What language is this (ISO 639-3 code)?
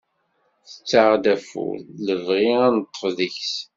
kab